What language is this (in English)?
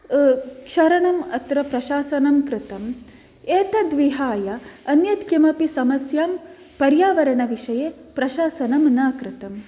Sanskrit